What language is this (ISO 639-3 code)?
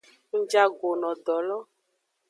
ajg